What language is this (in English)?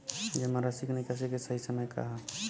Bhojpuri